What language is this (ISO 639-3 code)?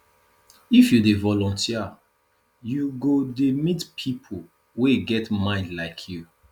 pcm